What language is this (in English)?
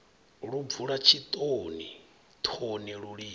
Venda